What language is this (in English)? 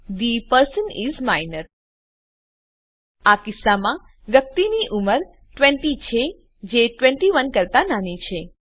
Gujarati